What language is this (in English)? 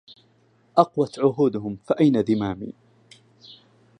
Arabic